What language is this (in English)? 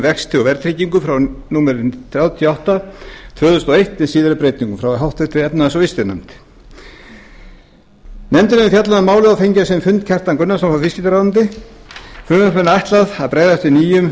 Icelandic